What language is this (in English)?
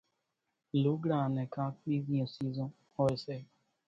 Kachi Koli